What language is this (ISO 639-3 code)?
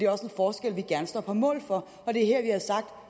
dan